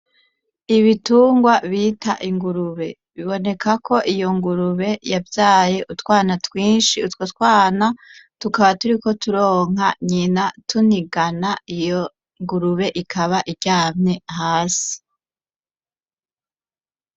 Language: Rundi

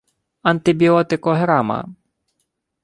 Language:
Ukrainian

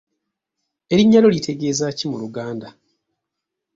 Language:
Ganda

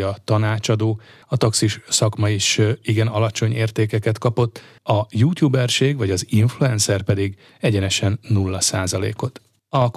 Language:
Hungarian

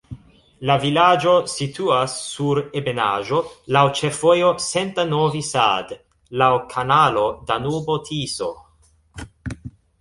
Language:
Esperanto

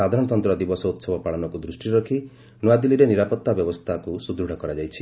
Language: Odia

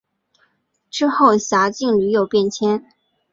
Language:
Chinese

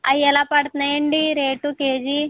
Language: Telugu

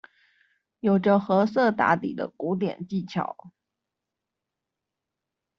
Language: Chinese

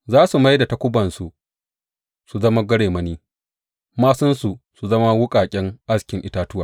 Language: Hausa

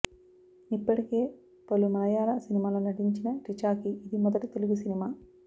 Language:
Telugu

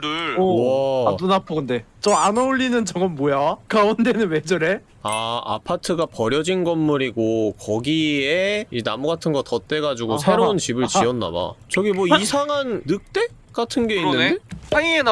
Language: Korean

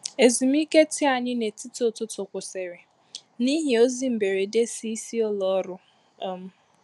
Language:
Igbo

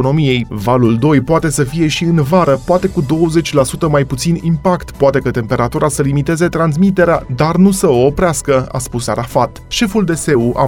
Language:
Romanian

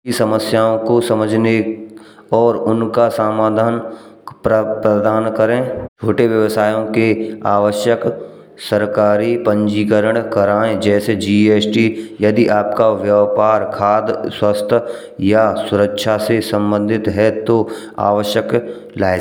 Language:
Braj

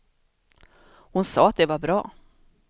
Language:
Swedish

